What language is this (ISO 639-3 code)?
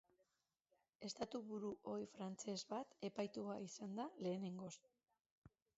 eus